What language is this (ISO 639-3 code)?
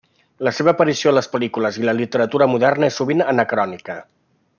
cat